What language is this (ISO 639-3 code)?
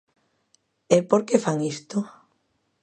glg